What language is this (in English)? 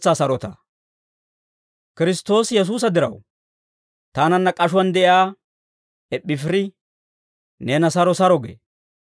Dawro